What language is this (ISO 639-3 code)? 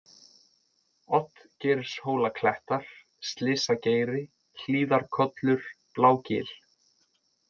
isl